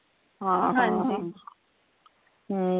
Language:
Punjabi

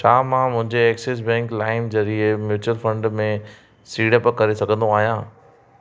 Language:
Sindhi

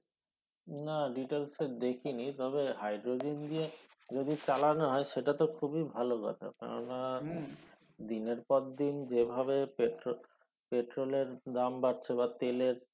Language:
Bangla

